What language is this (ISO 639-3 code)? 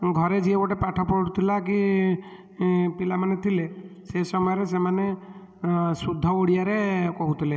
ori